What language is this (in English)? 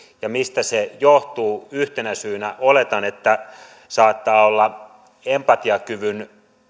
Finnish